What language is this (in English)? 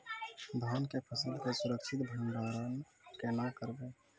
Maithili